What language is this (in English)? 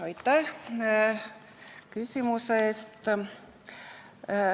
Estonian